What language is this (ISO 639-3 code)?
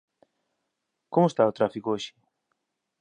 glg